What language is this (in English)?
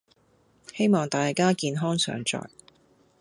Cantonese